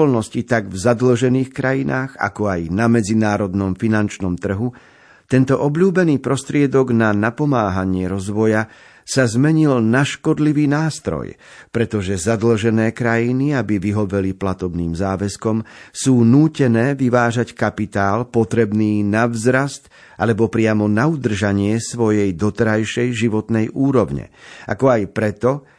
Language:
Slovak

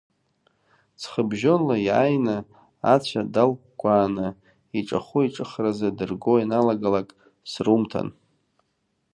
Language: Abkhazian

